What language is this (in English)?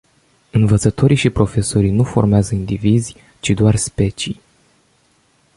Romanian